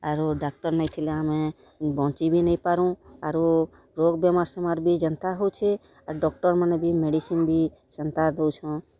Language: Odia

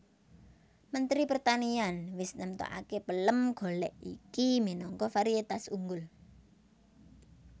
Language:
Javanese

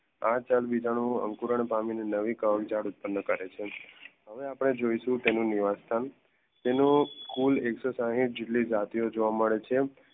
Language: Gujarati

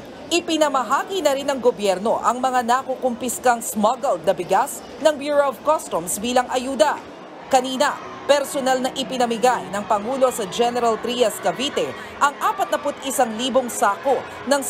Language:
Filipino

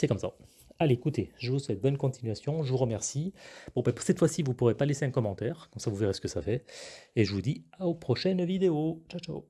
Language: French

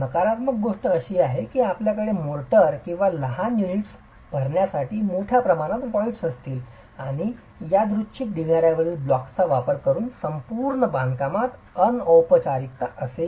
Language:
Marathi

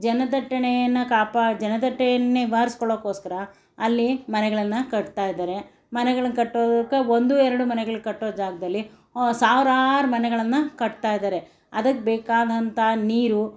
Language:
Kannada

